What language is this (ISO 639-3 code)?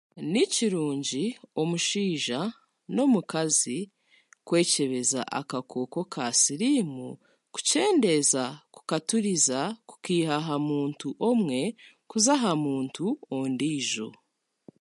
cgg